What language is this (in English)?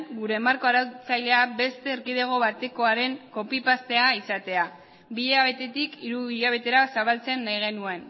Basque